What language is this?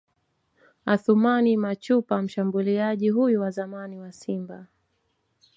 Swahili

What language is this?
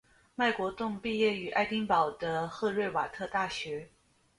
Chinese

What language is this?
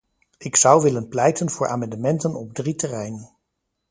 Dutch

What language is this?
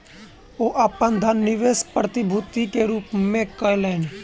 Maithili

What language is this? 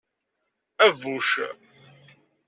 Kabyle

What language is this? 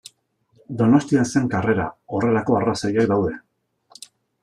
Basque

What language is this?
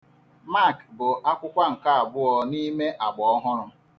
Igbo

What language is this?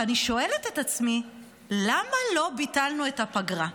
Hebrew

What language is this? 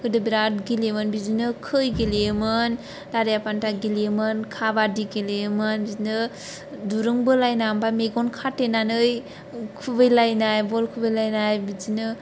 Bodo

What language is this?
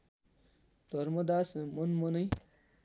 Nepali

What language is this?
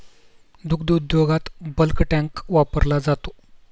Marathi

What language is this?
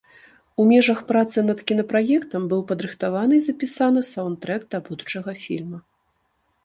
Belarusian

